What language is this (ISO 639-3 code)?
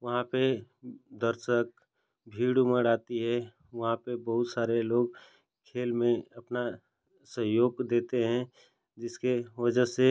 hin